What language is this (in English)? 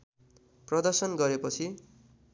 Nepali